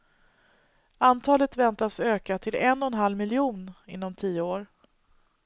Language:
Swedish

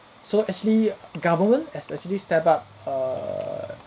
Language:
English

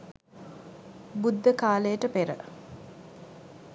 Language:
Sinhala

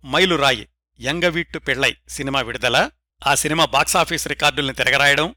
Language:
Telugu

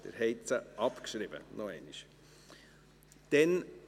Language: Swiss German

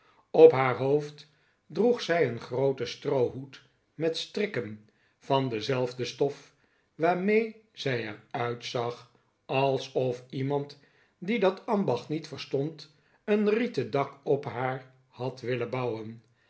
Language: Dutch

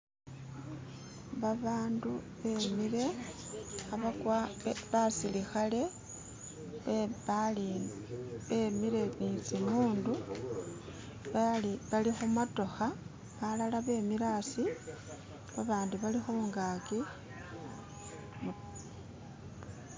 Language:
Masaaba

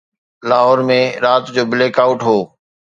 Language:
Sindhi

